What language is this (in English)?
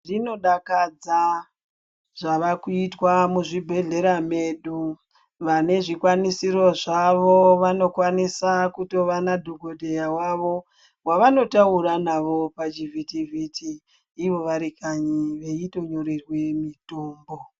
Ndau